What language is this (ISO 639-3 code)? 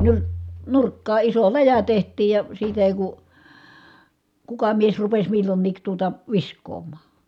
fin